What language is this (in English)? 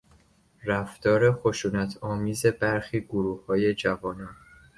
Persian